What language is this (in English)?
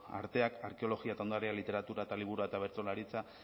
Basque